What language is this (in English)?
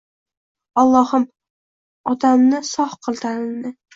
Uzbek